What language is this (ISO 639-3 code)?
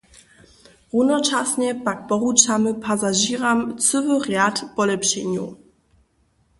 hsb